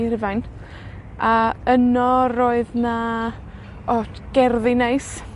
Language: Welsh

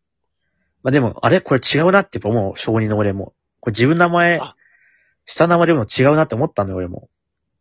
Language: Japanese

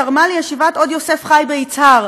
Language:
Hebrew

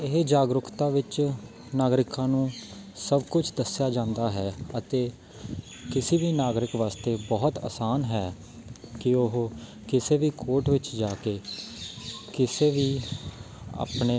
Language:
Punjabi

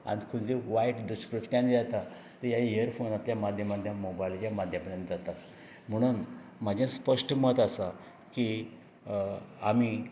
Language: Konkani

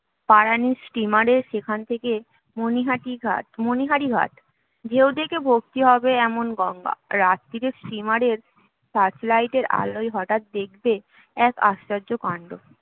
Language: Bangla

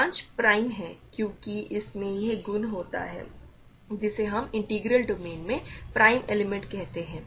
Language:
Hindi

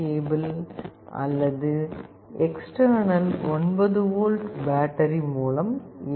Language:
Tamil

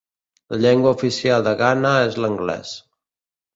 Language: Catalan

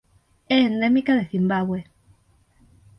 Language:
Galician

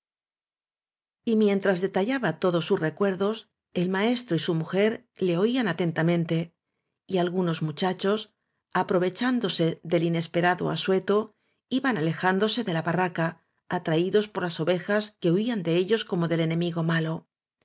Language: Spanish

